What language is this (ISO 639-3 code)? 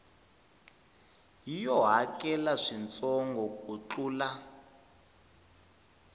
tso